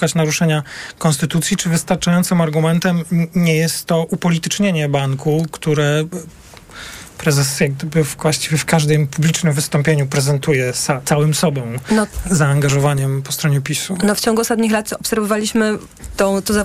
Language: Polish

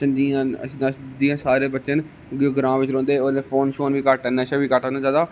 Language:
Dogri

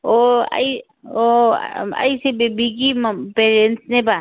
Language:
Manipuri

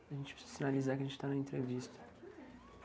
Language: Portuguese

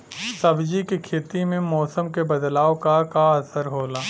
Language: Bhojpuri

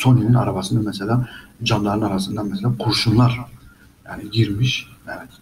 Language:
Turkish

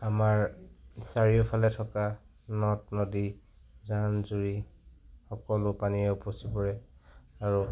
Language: Assamese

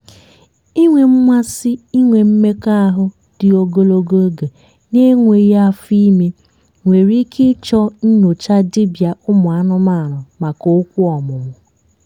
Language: Igbo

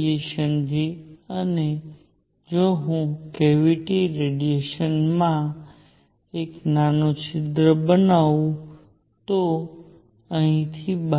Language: Gujarati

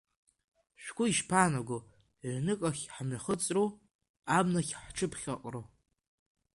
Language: Abkhazian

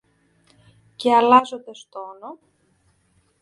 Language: Greek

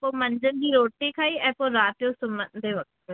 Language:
Sindhi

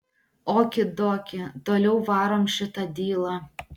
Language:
Lithuanian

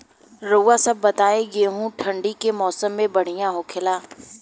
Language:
Bhojpuri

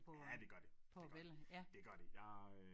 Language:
Danish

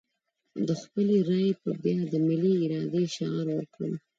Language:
Pashto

